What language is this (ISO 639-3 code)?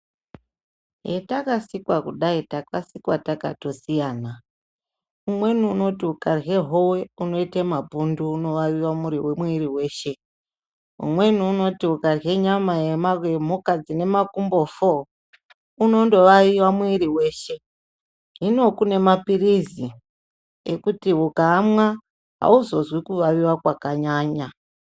ndc